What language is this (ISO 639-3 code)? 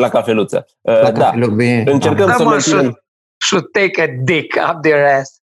ron